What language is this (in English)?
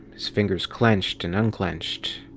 English